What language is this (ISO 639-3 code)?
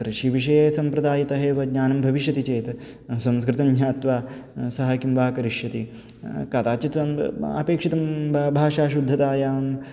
san